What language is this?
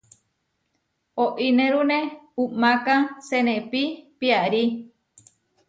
Huarijio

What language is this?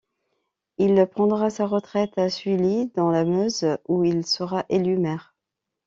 French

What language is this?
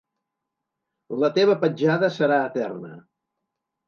Catalan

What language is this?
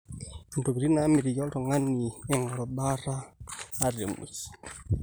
Masai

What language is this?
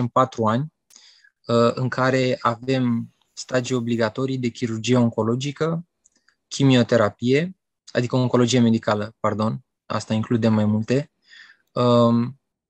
Romanian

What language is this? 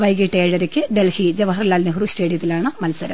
Malayalam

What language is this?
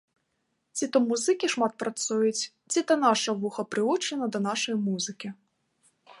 Belarusian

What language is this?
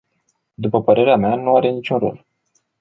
Romanian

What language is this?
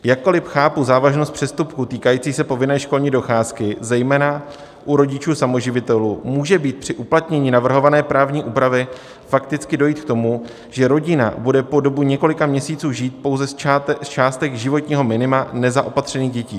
Czech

